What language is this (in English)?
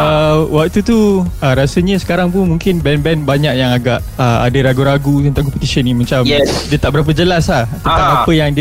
Malay